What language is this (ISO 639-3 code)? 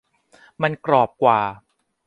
tha